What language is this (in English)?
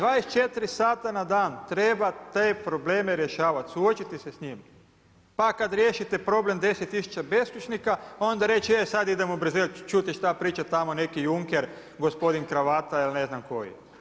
Croatian